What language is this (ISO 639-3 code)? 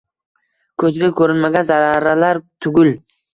uzb